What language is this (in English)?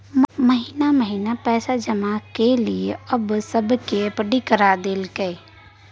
Maithili